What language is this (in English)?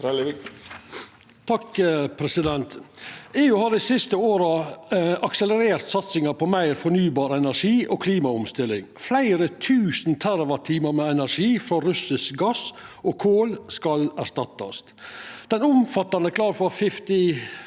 Norwegian